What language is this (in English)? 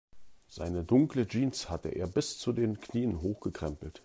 German